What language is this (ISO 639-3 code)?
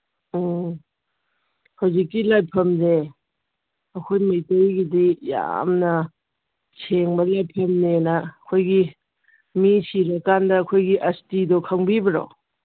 mni